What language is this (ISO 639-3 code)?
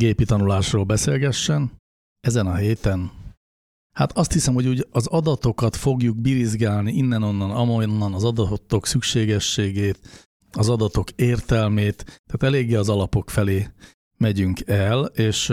hun